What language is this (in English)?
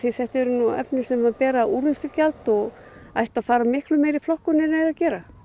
Icelandic